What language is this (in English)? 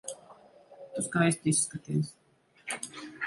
Latvian